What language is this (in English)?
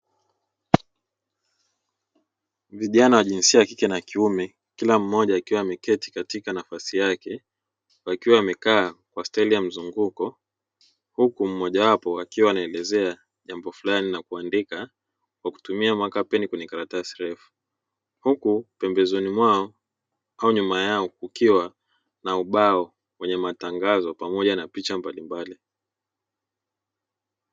Swahili